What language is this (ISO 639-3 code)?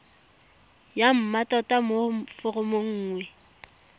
tsn